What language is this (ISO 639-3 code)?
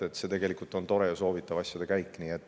est